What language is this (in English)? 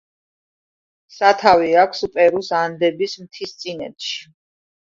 Georgian